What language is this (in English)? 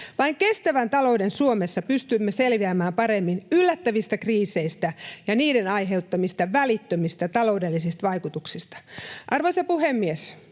Finnish